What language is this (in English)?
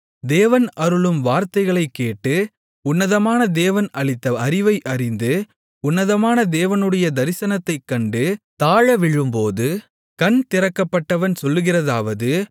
Tamil